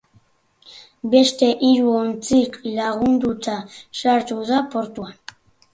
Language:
Basque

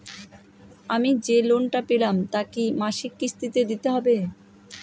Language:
Bangla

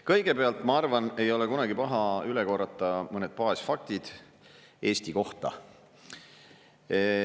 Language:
Estonian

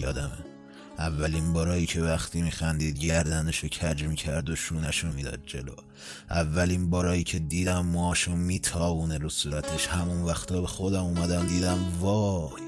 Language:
Persian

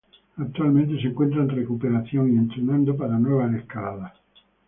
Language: Spanish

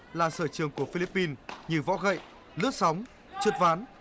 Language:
Vietnamese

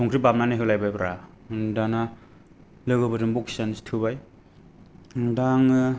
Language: Bodo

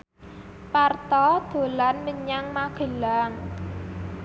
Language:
Javanese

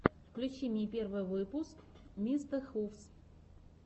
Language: Russian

